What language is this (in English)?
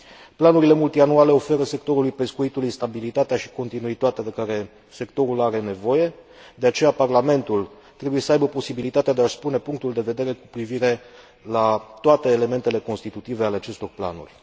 Romanian